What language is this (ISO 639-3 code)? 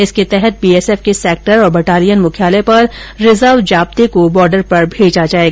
hin